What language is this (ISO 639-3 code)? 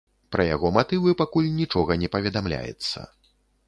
bel